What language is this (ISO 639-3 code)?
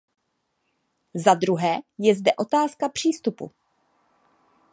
ces